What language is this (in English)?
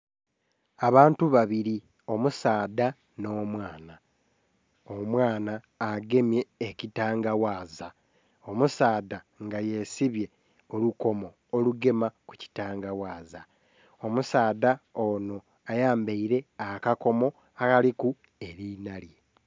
Soga